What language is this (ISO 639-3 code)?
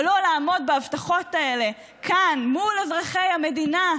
heb